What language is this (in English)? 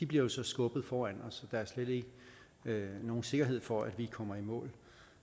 Danish